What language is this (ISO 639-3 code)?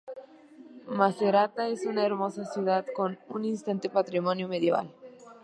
spa